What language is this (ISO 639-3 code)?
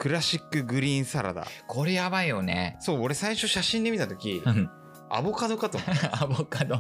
jpn